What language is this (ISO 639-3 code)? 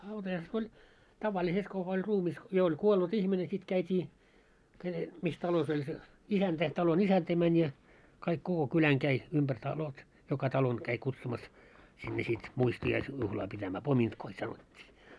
fin